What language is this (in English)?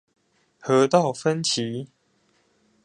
Chinese